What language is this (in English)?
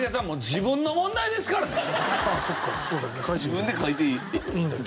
Japanese